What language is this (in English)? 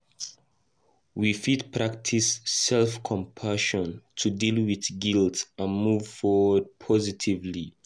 Nigerian Pidgin